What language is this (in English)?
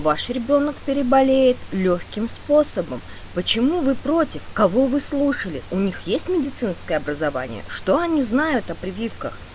Russian